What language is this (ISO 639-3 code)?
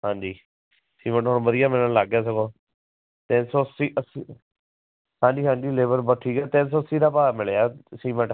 pan